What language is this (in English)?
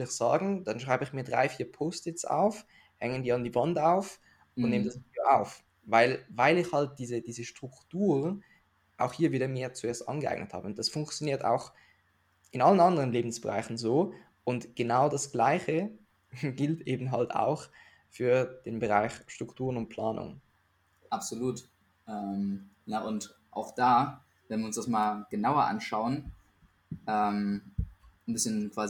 German